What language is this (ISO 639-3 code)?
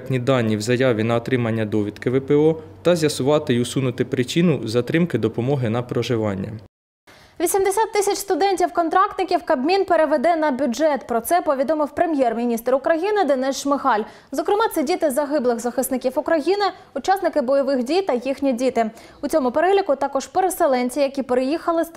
ukr